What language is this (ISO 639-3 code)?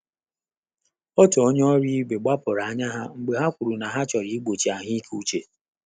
ibo